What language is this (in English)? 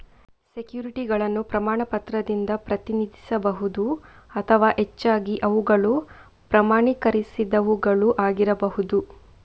Kannada